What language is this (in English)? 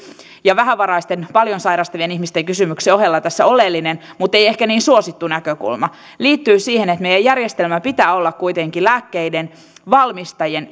Finnish